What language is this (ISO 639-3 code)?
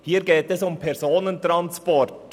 gsw